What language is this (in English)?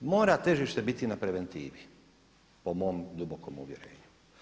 Croatian